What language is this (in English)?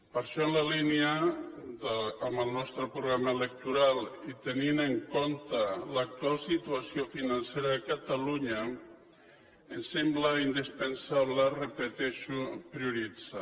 Catalan